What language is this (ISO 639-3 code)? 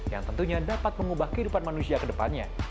ind